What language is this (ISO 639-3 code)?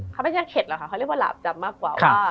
tha